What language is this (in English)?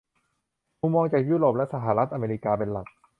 Thai